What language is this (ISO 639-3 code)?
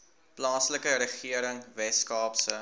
afr